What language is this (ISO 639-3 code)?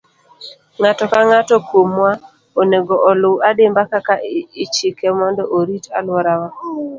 luo